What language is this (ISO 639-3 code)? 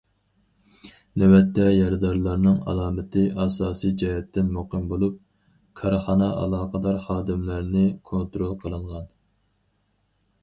uig